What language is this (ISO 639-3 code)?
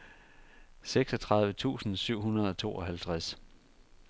dan